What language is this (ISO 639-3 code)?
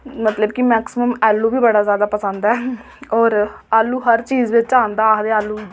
doi